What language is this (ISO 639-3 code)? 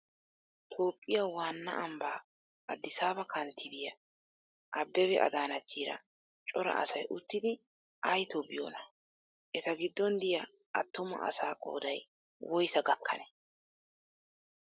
wal